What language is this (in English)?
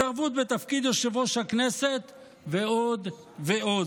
Hebrew